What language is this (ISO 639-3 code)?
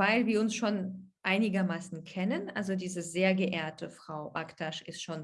deu